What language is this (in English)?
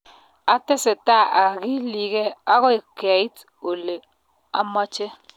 Kalenjin